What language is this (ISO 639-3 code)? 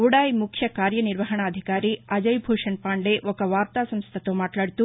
tel